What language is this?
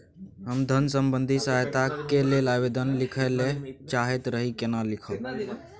Maithili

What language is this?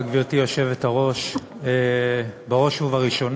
Hebrew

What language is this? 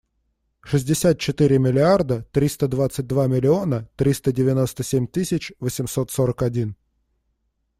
Russian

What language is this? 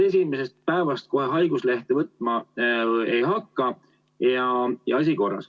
Estonian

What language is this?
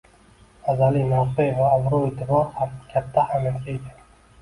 Uzbek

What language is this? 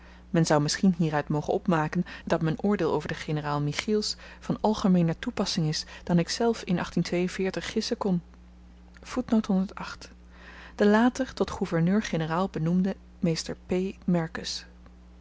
Dutch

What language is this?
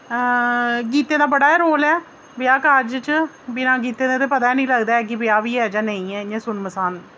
Dogri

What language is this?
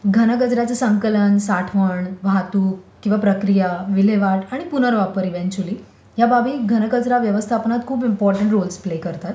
Marathi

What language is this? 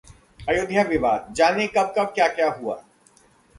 Hindi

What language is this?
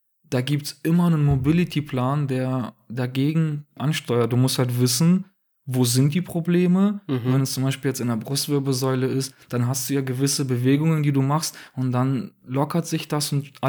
German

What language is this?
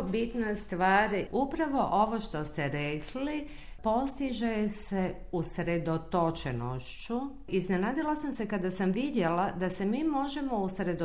Croatian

